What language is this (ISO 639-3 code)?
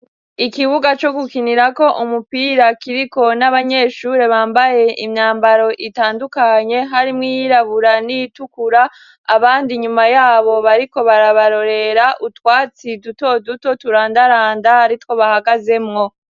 run